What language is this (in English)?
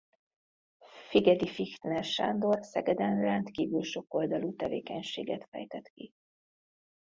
Hungarian